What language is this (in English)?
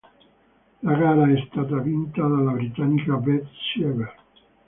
Italian